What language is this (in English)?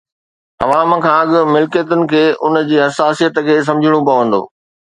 Sindhi